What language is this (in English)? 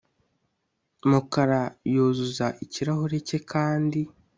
Kinyarwanda